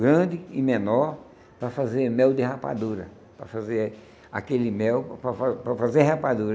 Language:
Portuguese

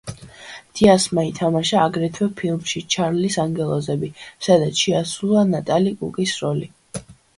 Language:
Georgian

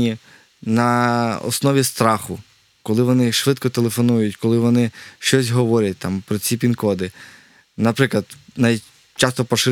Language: Ukrainian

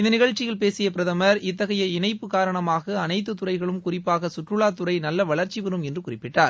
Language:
Tamil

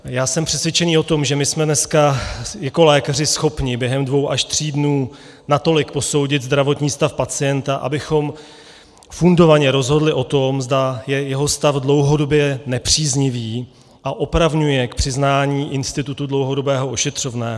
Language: Czech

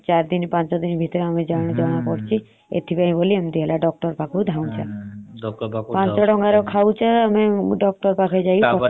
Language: Odia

